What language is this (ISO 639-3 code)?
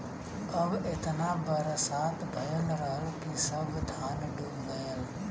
bho